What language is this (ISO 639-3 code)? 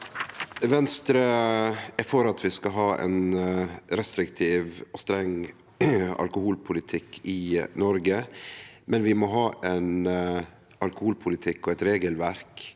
nor